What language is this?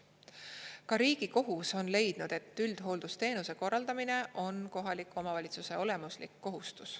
Estonian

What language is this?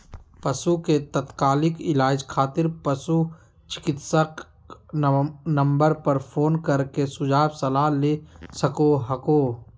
Magahi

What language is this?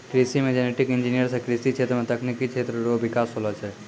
Maithili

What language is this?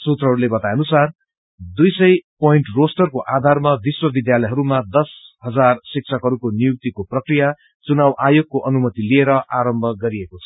Nepali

